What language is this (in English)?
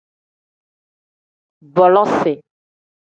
Tem